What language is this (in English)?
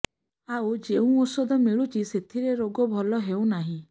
Odia